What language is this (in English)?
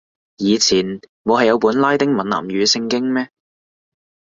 Cantonese